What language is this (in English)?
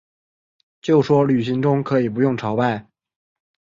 Chinese